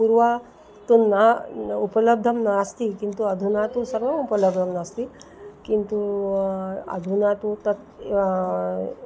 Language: Sanskrit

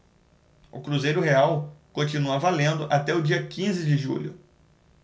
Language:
Portuguese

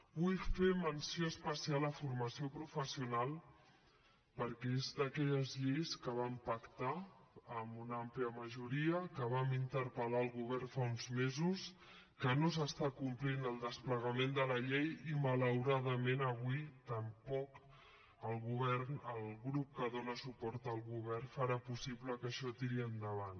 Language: Catalan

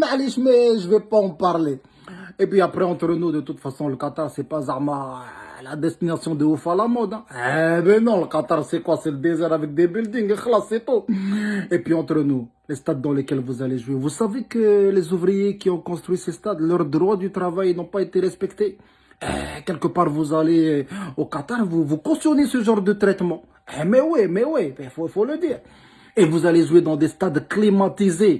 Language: French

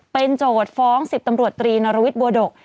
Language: Thai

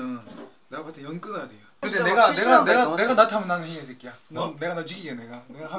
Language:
Korean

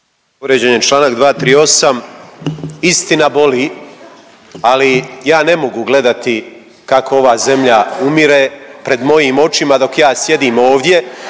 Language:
Croatian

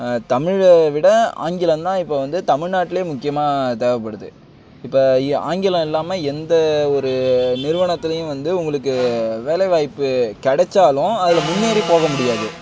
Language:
Tamil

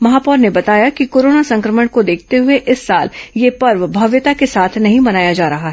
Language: Hindi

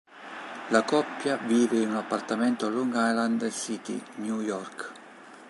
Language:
Italian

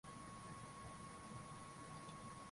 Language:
Swahili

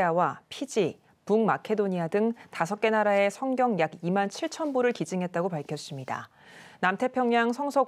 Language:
Korean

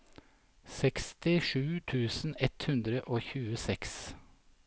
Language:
Norwegian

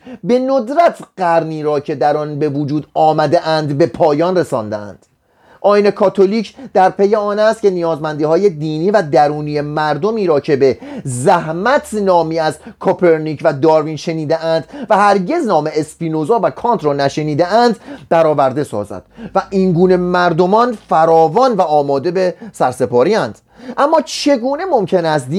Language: Persian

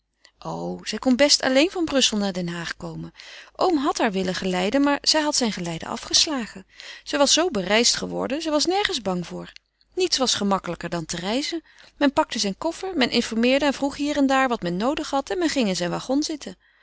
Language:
Dutch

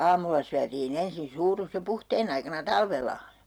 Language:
Finnish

